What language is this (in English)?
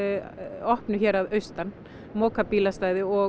Icelandic